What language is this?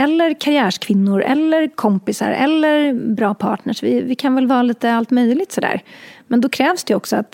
Swedish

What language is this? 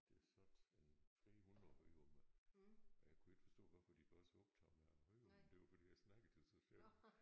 Danish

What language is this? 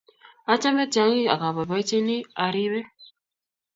Kalenjin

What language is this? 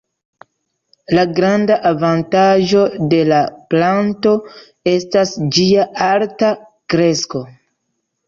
Esperanto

